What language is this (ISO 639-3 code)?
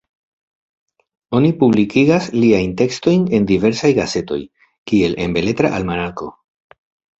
epo